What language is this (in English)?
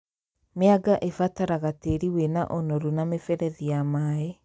Kikuyu